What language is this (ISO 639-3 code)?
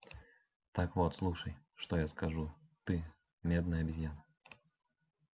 rus